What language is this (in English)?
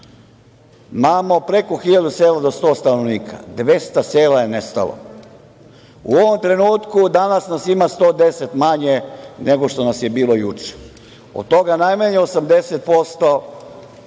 Serbian